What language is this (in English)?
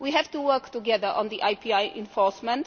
English